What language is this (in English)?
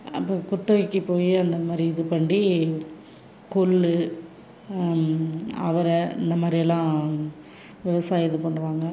Tamil